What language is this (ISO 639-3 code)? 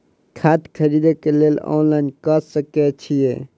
mai